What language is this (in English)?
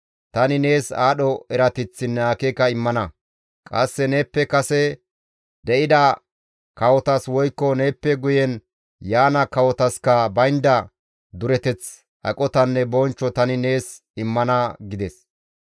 Gamo